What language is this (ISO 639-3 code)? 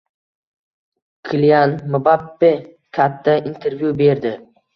uzb